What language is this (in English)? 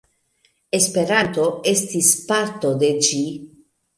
Esperanto